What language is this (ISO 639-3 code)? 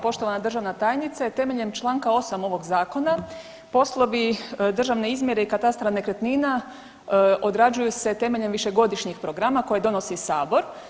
hrv